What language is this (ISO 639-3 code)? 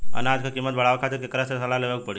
bho